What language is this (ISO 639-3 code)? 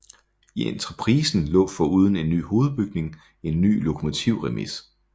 dan